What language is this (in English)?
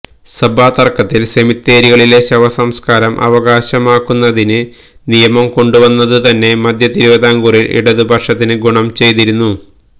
Malayalam